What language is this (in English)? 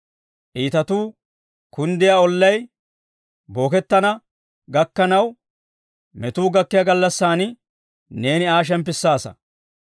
Dawro